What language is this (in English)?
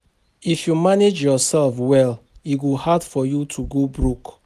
Nigerian Pidgin